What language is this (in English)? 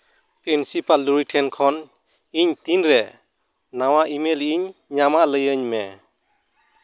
Santali